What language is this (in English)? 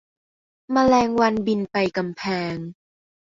Thai